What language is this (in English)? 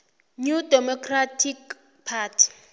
South Ndebele